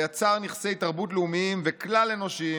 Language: Hebrew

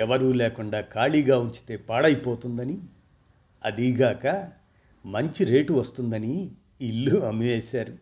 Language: Telugu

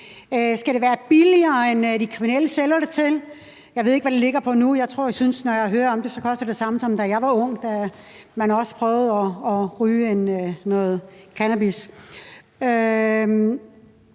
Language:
Danish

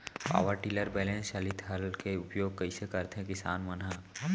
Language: Chhattisgarhi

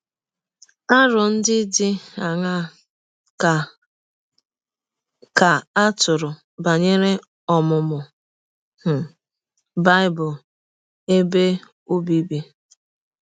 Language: Igbo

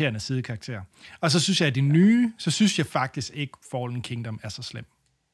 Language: Danish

